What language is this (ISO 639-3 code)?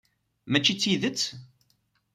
kab